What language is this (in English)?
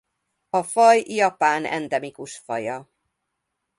Hungarian